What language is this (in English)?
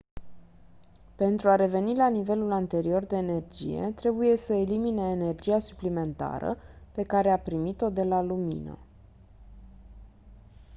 Romanian